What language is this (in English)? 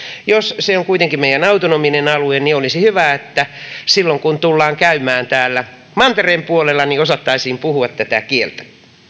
Finnish